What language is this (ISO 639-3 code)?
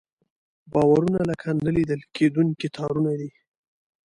pus